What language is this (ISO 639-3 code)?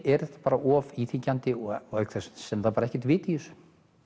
isl